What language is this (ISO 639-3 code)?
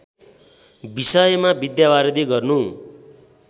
nep